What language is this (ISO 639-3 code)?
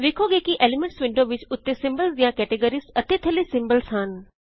pan